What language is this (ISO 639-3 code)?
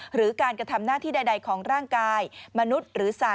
tha